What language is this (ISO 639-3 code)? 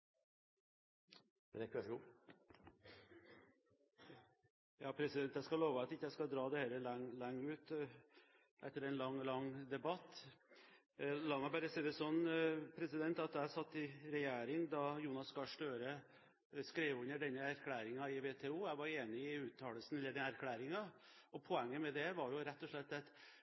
nob